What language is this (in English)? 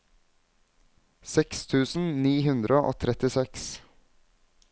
Norwegian